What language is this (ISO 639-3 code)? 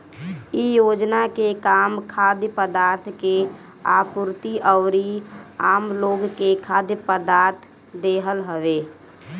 bho